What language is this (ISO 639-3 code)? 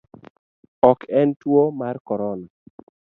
luo